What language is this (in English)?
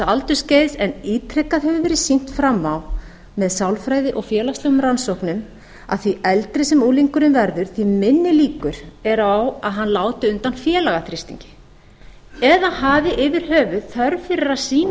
Icelandic